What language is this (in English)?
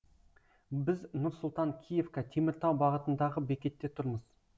Kazakh